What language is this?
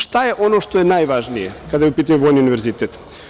Serbian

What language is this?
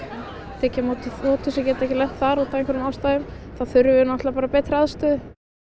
Icelandic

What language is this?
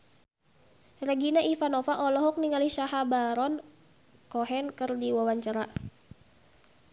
Sundanese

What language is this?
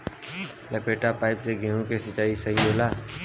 Bhojpuri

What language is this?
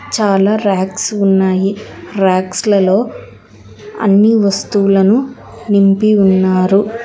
Telugu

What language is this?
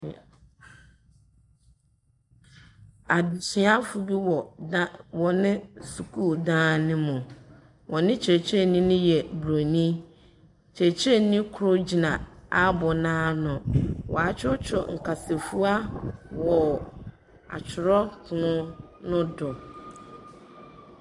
Akan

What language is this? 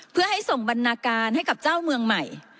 Thai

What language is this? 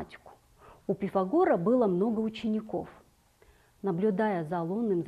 Russian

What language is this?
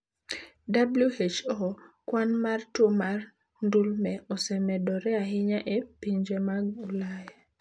Luo (Kenya and Tanzania)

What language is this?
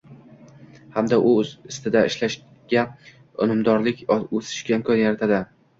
Uzbek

